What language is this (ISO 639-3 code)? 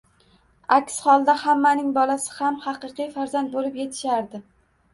uzb